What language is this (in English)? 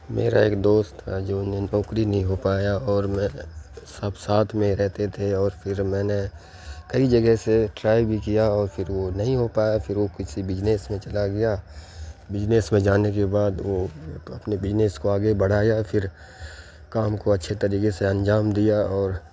Urdu